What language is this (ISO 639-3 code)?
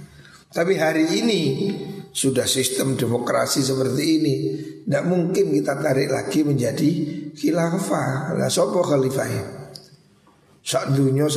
ind